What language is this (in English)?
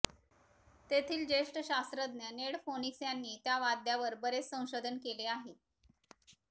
Marathi